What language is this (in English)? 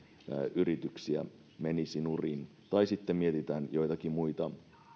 Finnish